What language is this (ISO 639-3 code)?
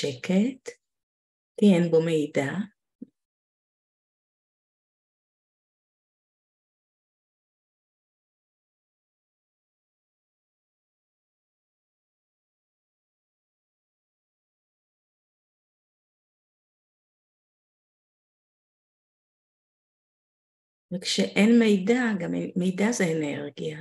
heb